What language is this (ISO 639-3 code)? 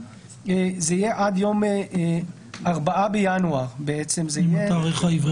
heb